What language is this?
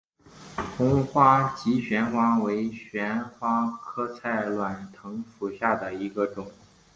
Chinese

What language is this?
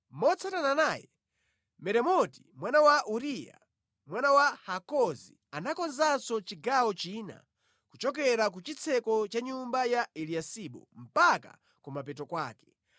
Nyanja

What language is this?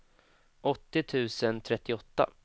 Swedish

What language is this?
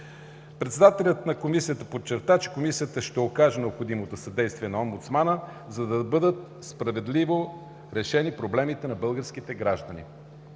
Bulgarian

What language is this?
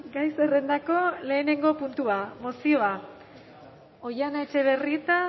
Basque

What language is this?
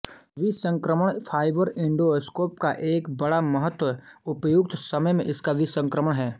Hindi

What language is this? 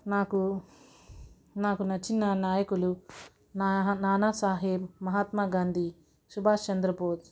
Telugu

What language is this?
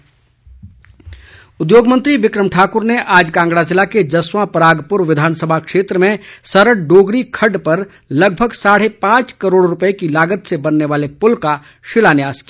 Hindi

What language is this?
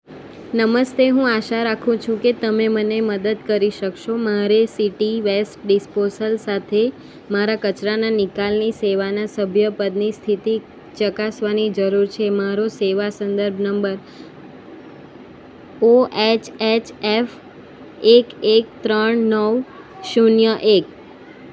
Gujarati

